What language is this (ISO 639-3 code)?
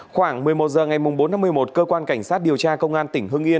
vie